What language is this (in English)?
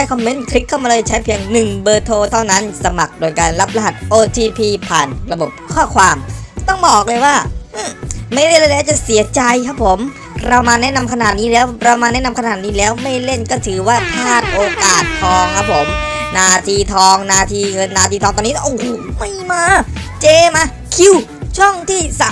Thai